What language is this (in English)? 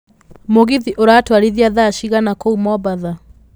Kikuyu